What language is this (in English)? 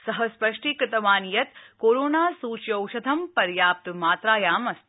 Sanskrit